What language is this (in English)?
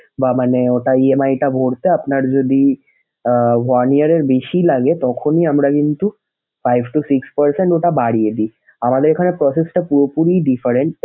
Bangla